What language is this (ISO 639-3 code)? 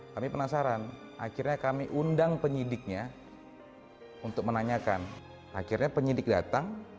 ind